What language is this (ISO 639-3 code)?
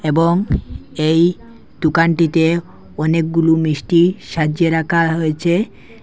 ben